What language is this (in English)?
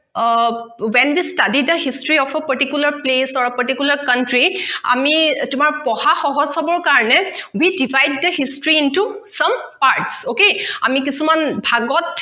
Assamese